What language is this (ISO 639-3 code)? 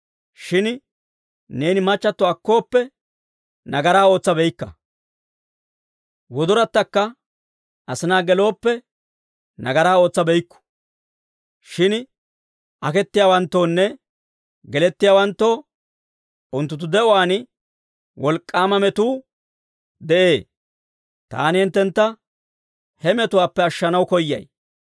dwr